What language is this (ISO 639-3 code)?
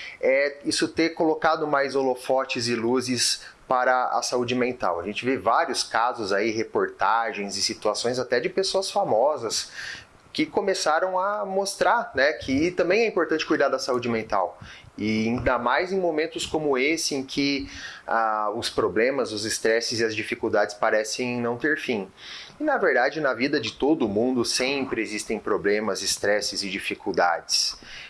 por